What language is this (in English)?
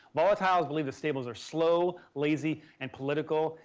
English